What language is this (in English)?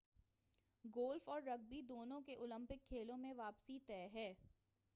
Urdu